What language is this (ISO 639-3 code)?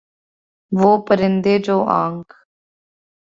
urd